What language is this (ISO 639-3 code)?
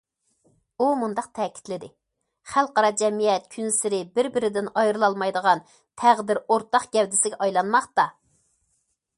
uig